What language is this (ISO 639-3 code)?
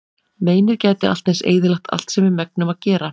isl